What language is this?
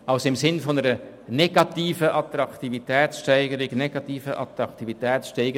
Swiss German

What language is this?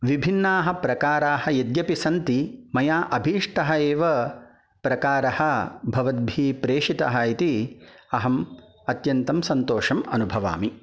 Sanskrit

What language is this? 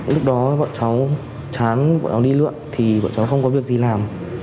Vietnamese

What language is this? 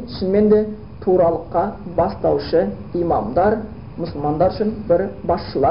Bulgarian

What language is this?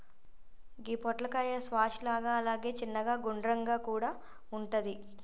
Telugu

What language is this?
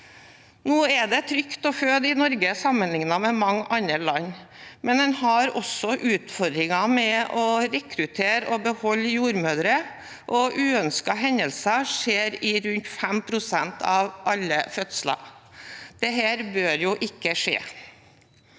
Norwegian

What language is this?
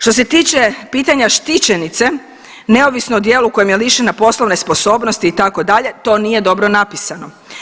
Croatian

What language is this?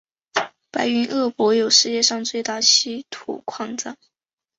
Chinese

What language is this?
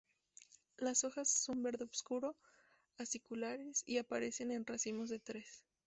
Spanish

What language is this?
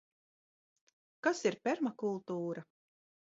Latvian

